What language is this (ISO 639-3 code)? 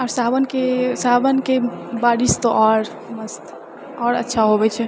mai